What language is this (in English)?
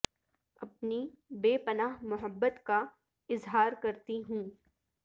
Urdu